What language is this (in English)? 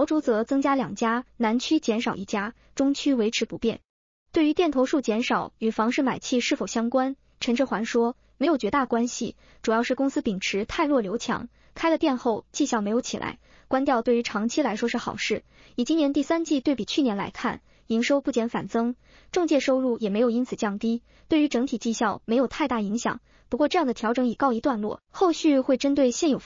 Chinese